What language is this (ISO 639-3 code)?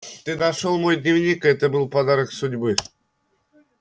rus